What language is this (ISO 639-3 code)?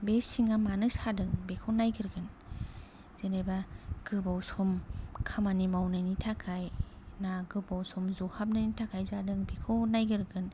brx